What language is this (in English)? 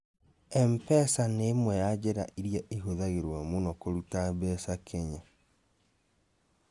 Kikuyu